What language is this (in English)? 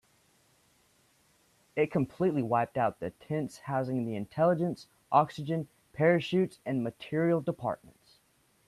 English